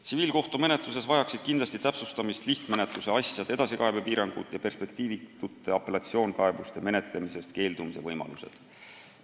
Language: Estonian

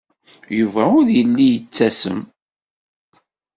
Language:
Kabyle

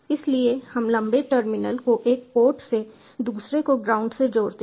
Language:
Hindi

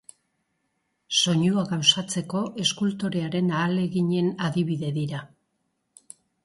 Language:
Basque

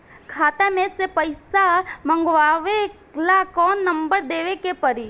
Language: Bhojpuri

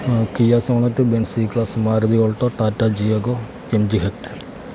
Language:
Malayalam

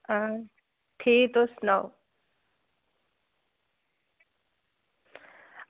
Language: Dogri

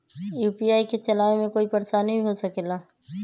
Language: Magahi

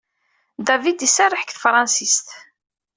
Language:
Kabyle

